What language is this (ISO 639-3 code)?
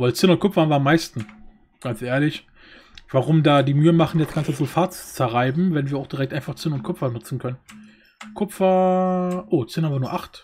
deu